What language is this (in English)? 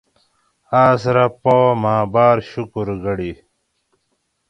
Gawri